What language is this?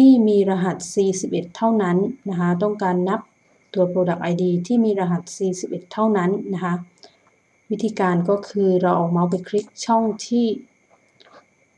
Thai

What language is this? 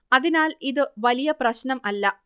Malayalam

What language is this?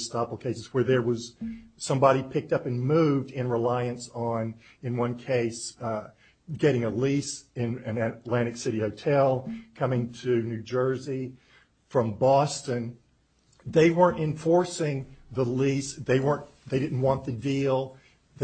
English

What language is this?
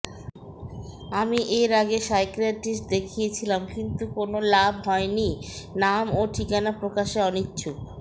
Bangla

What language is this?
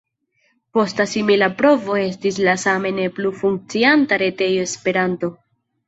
Esperanto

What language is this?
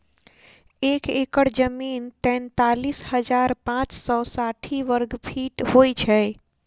Maithili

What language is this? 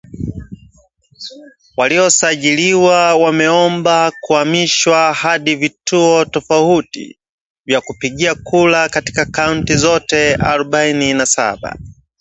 Swahili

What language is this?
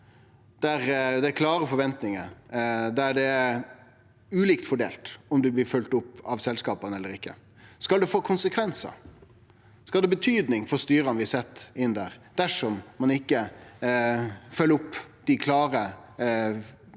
Norwegian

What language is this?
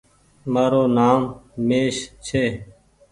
Goaria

